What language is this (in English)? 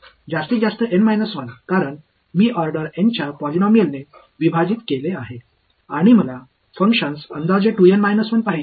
Marathi